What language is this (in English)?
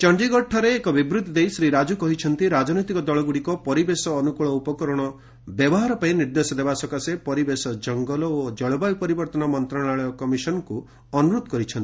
Odia